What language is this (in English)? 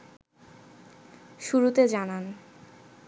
Bangla